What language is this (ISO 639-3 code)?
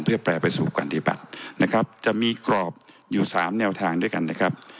tha